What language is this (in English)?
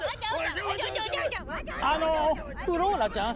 Japanese